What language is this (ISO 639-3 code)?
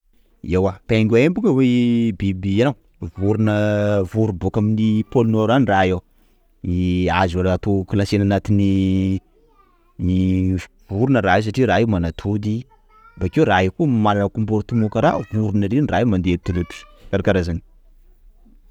skg